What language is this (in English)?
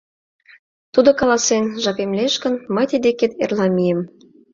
Mari